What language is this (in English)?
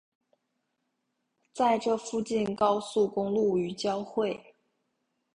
Chinese